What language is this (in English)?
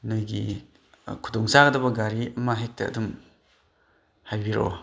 Manipuri